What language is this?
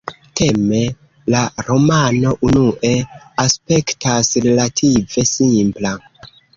Esperanto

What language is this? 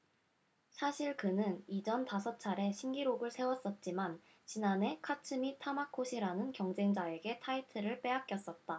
Korean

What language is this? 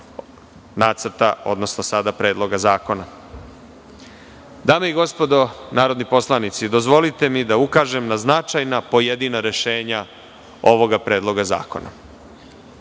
Serbian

